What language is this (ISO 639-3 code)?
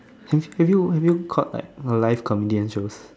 eng